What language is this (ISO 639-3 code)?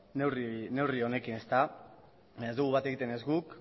eus